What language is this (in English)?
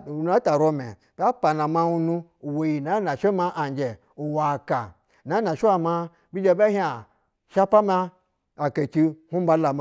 Basa (Nigeria)